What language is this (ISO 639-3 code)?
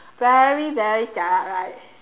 eng